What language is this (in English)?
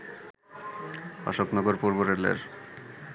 Bangla